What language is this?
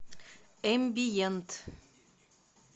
Russian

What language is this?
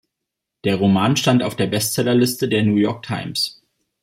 German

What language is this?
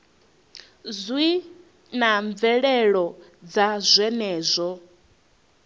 Venda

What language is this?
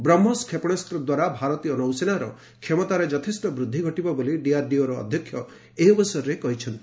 Odia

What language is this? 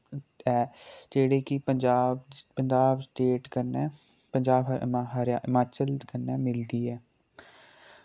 Dogri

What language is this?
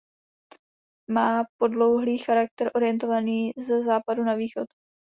Czech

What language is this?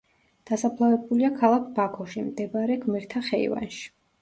Georgian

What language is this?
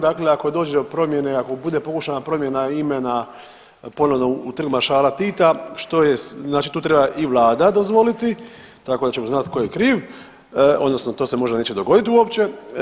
Croatian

